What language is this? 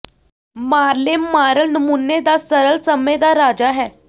Punjabi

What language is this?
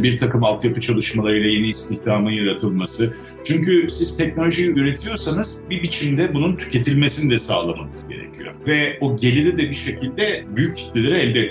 Turkish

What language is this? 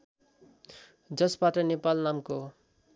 Nepali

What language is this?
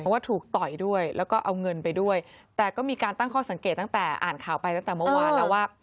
Thai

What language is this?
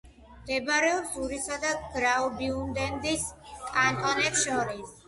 Georgian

